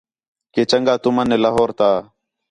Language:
Khetrani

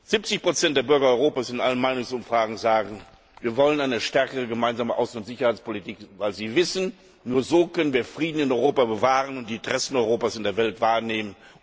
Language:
German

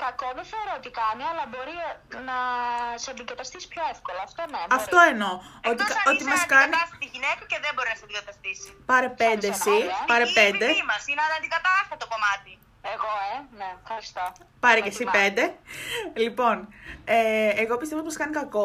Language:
Greek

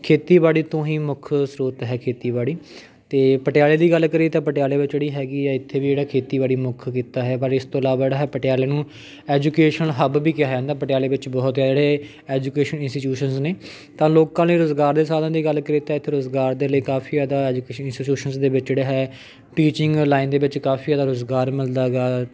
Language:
Punjabi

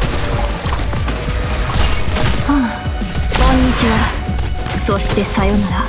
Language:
Japanese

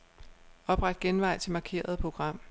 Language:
Danish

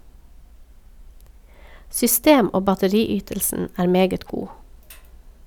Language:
Norwegian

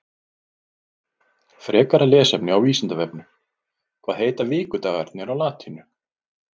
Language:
Icelandic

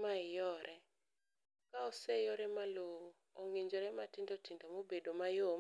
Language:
Luo (Kenya and Tanzania)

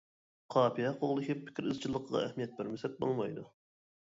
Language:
Uyghur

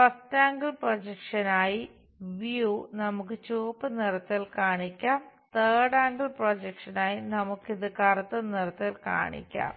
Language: Malayalam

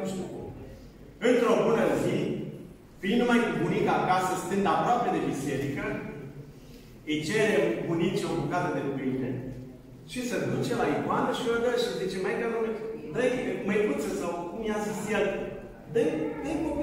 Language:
Romanian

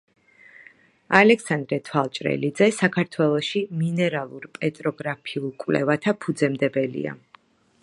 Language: Georgian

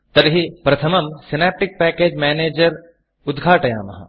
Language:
Sanskrit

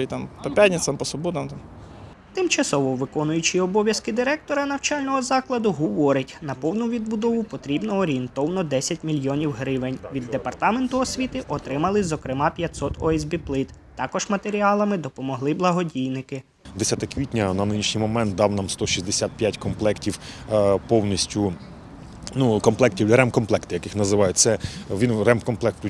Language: Ukrainian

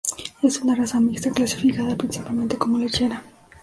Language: Spanish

